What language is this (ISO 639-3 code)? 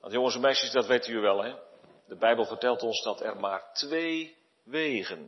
nld